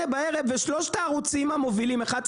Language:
Hebrew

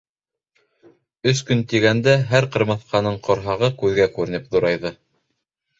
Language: Bashkir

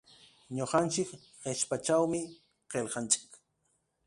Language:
Ambo-Pasco Quechua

